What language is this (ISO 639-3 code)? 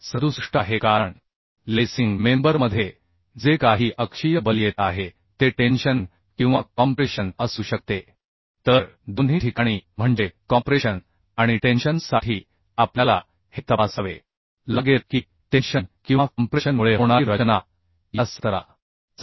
mar